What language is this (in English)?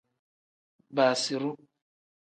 Tem